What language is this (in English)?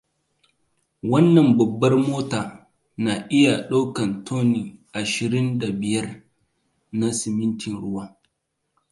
Hausa